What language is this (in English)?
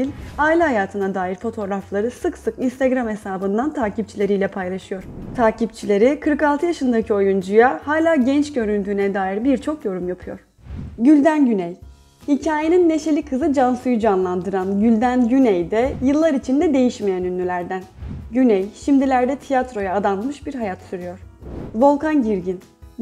Turkish